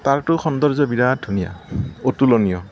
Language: Assamese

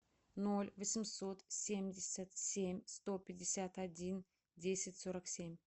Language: Russian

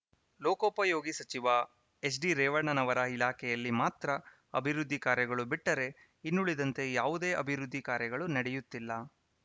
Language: Kannada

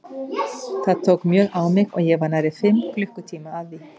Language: Icelandic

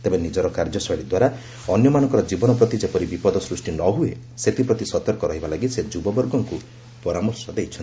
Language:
Odia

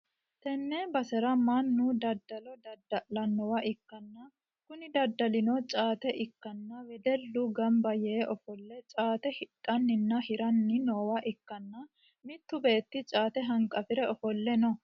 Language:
Sidamo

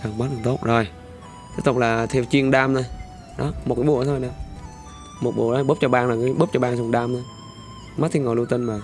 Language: Vietnamese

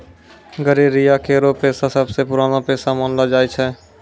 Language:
Maithili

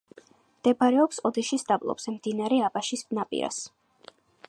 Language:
Georgian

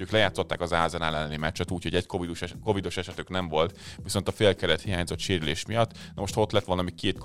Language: Hungarian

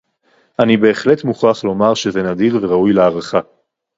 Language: Hebrew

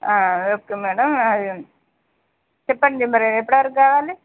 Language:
Telugu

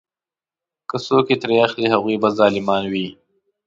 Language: Pashto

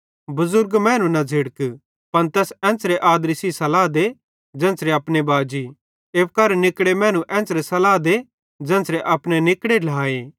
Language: Bhadrawahi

